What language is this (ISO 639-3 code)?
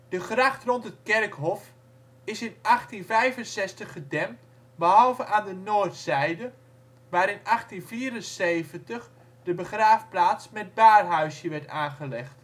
nld